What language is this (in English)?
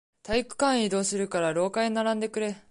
Japanese